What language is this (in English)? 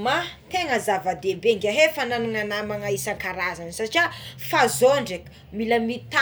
Tsimihety Malagasy